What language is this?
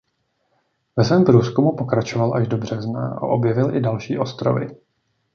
Czech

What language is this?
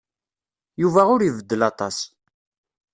Kabyle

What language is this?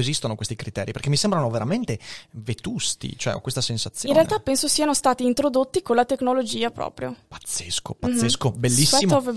Italian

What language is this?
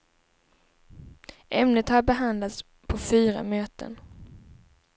Swedish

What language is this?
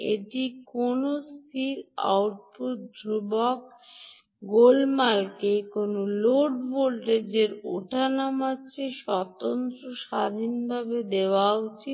Bangla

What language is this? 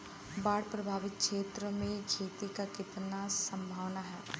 Bhojpuri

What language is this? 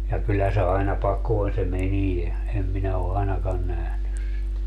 Finnish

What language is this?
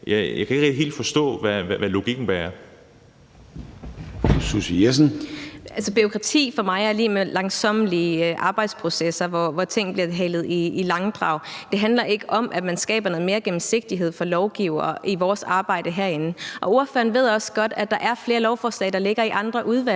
Danish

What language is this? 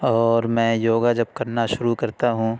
Urdu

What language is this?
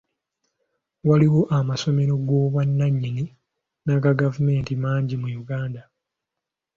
Ganda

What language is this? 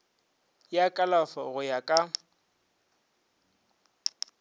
Northern Sotho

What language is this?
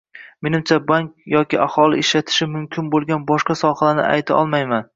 Uzbek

